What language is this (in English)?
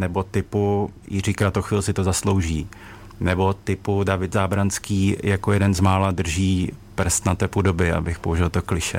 Czech